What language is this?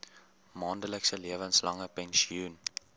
Afrikaans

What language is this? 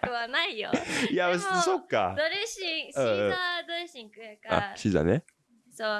Japanese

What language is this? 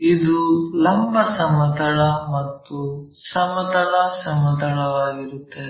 Kannada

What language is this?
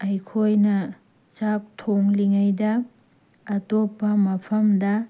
Manipuri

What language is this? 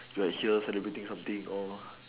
English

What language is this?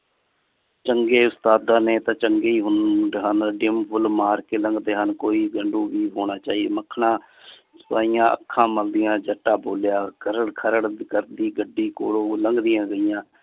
Punjabi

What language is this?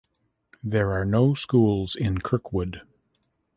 English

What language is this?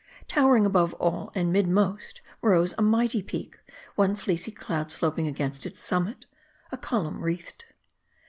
English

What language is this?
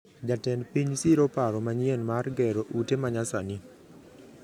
Luo (Kenya and Tanzania)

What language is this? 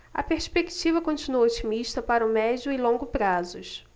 Portuguese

